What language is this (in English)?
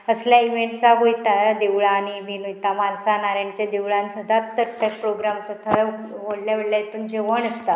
Konkani